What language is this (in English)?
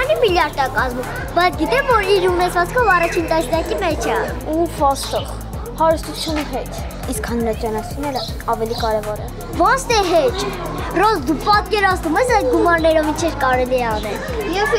Turkish